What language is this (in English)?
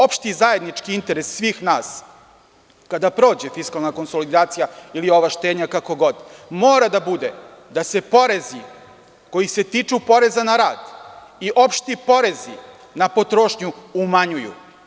Serbian